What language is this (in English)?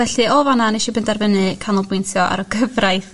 Welsh